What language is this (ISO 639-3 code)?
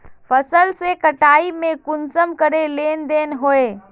mag